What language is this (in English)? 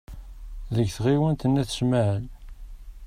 Kabyle